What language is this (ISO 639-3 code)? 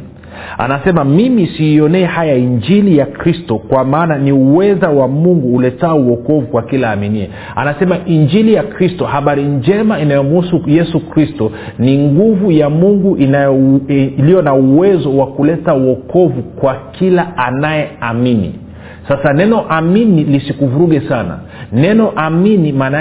swa